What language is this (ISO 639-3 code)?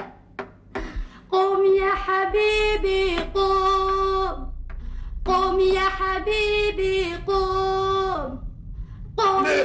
ara